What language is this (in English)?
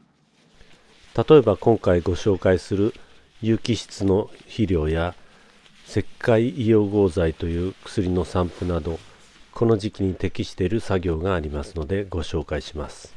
Japanese